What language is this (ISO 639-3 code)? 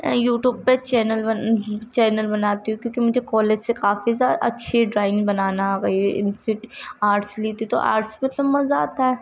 urd